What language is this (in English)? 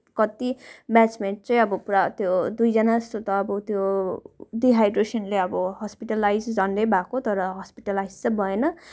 Nepali